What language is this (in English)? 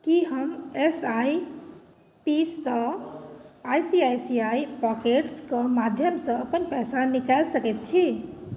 Maithili